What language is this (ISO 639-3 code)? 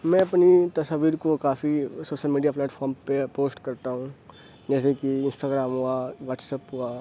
urd